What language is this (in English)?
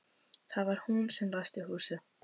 Icelandic